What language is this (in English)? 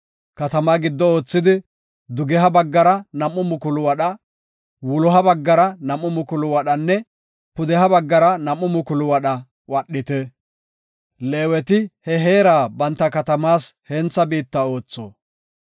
Gofa